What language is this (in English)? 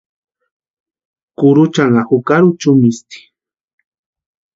Western Highland Purepecha